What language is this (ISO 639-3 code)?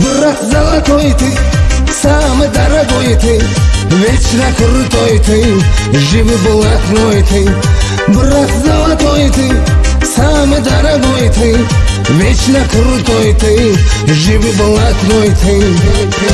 rus